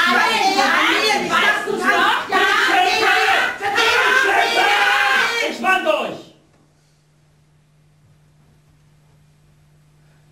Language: German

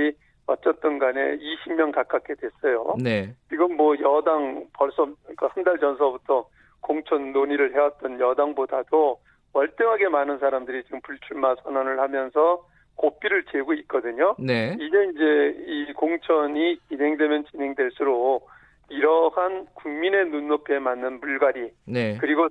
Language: Korean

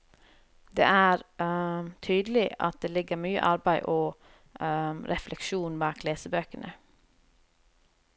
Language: Norwegian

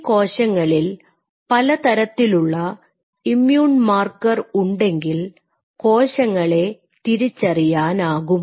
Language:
Malayalam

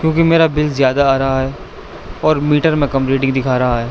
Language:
Urdu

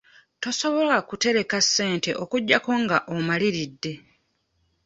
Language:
Ganda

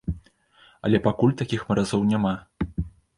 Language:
Belarusian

